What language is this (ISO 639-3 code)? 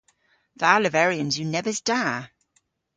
cor